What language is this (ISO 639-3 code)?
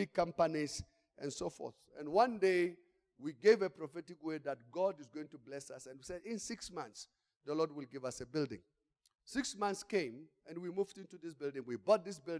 eng